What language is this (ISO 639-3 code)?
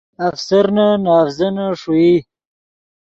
ydg